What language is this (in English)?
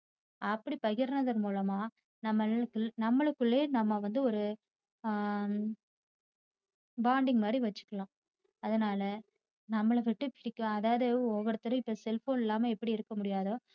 Tamil